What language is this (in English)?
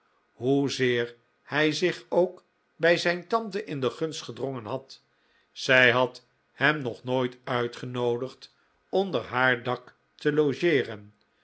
Dutch